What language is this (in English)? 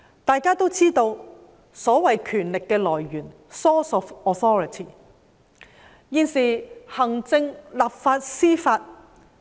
Cantonese